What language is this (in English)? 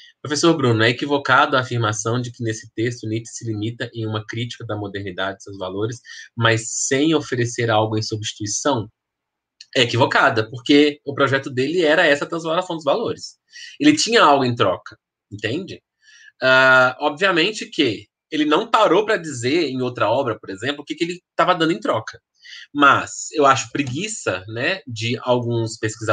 Portuguese